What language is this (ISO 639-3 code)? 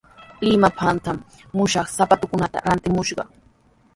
qws